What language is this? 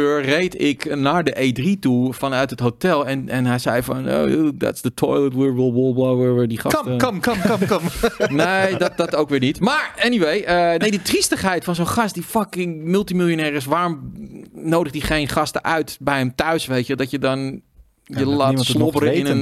Dutch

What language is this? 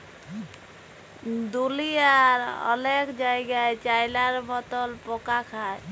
Bangla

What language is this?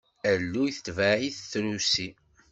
Kabyle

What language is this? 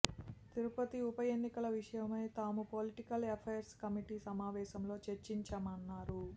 Telugu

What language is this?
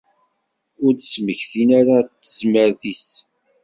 Kabyle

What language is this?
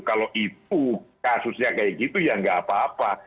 Indonesian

